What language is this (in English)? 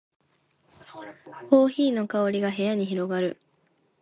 Japanese